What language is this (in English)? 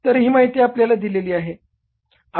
Marathi